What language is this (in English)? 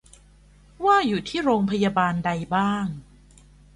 Thai